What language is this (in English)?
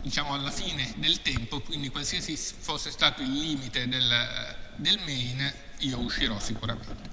Italian